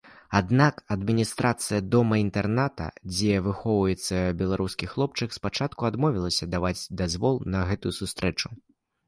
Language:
Belarusian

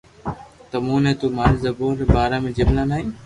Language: Loarki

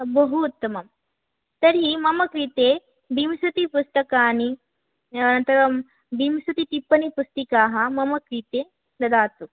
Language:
Sanskrit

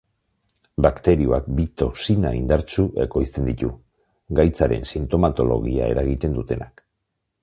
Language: Basque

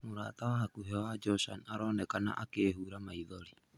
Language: Kikuyu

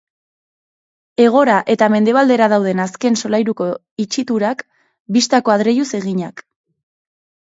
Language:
Basque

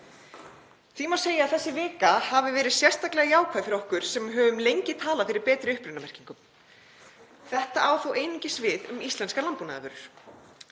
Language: Icelandic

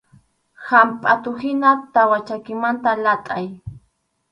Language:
Arequipa-La Unión Quechua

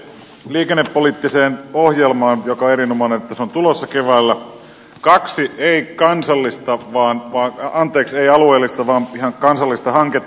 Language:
Finnish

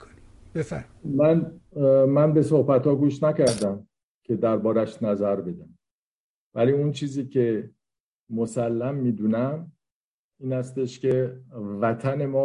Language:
Persian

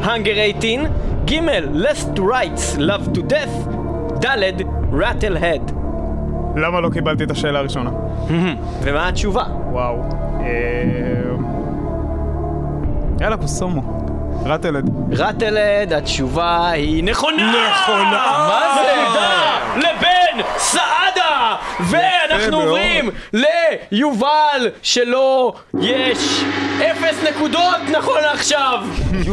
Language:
Hebrew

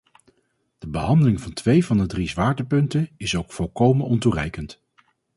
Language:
Dutch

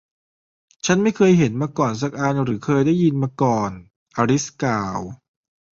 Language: Thai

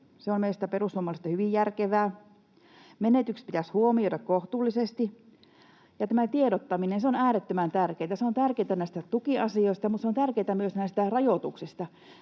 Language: Finnish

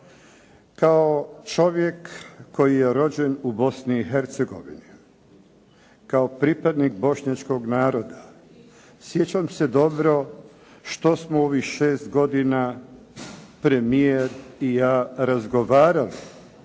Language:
Croatian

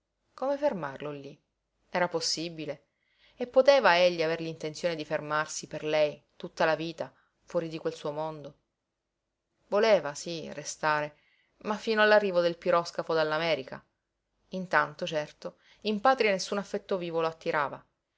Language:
Italian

